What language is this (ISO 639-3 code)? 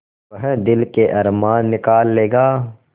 hin